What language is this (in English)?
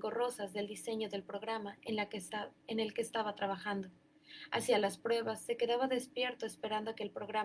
Spanish